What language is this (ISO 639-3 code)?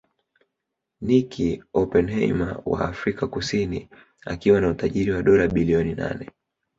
swa